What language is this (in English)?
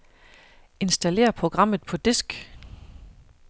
Danish